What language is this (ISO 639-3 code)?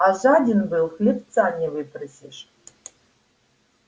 rus